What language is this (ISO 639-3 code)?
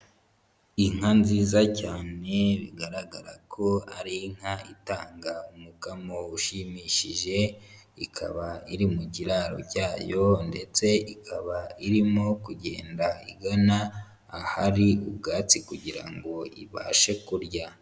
kin